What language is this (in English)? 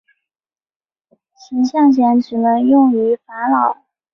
Chinese